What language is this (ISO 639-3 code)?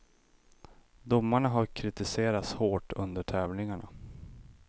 swe